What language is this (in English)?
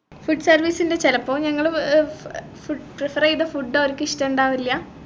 Malayalam